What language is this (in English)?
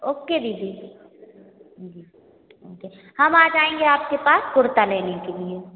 Hindi